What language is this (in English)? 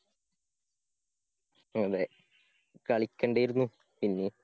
Malayalam